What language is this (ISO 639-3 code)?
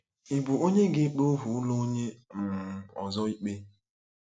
ibo